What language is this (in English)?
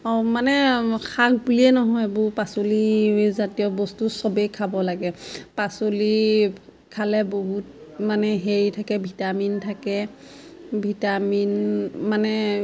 Assamese